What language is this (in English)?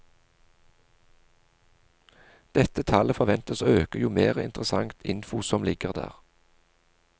Norwegian